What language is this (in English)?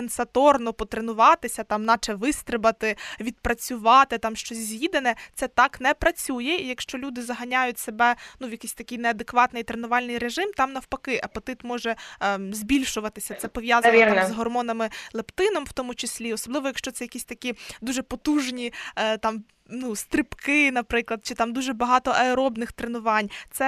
Ukrainian